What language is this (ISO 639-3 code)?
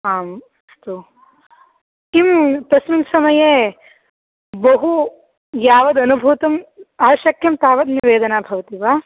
san